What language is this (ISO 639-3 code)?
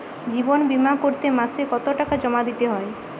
ben